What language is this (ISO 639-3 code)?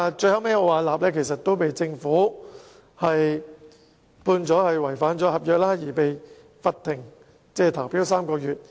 yue